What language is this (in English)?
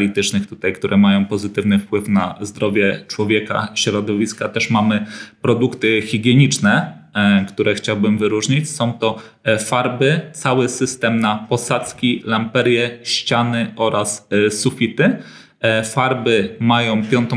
Polish